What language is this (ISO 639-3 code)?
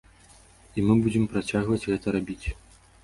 bel